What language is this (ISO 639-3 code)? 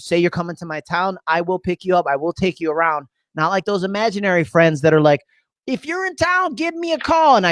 eng